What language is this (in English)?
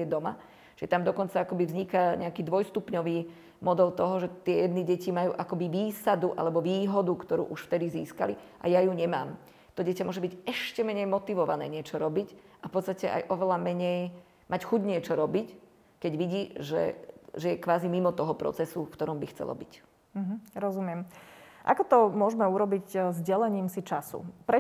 Slovak